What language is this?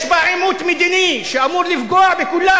Hebrew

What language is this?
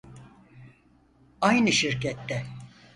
Turkish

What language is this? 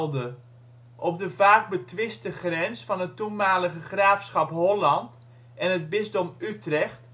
Dutch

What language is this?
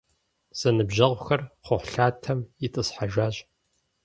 Kabardian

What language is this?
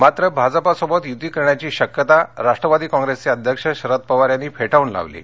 Marathi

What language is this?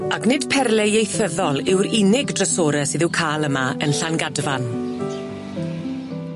Welsh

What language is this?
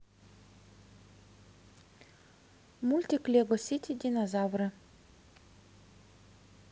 Russian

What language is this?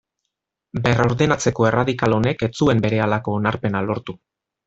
Basque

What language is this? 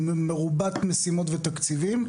Hebrew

